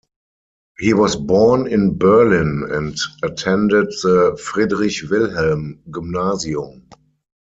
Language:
English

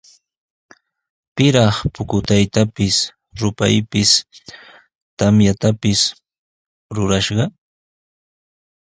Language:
Sihuas Ancash Quechua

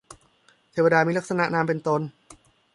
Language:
Thai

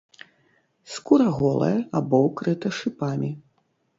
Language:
Belarusian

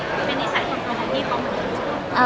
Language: Thai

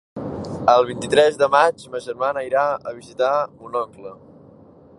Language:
Catalan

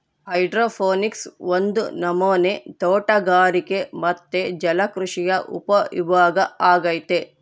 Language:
Kannada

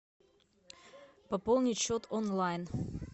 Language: Russian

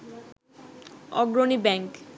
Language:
Bangla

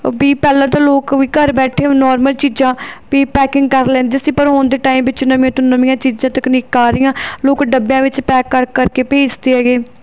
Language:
Punjabi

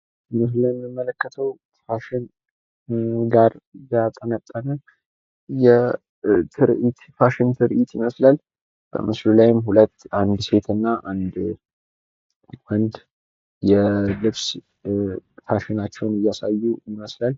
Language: Amharic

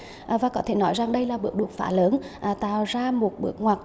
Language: Vietnamese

